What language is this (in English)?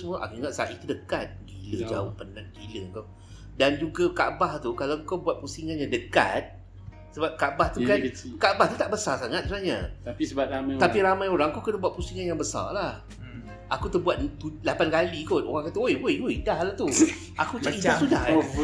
Malay